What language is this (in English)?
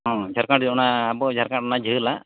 Santali